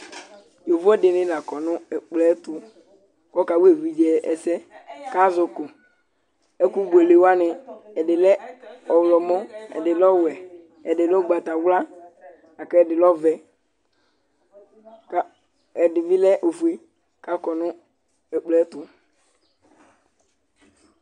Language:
Ikposo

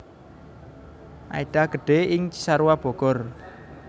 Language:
Javanese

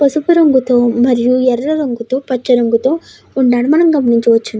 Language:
Telugu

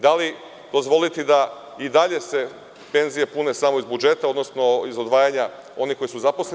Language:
Serbian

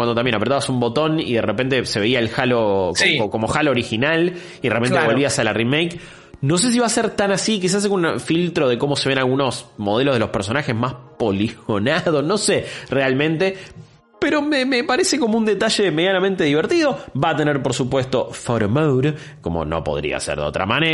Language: Spanish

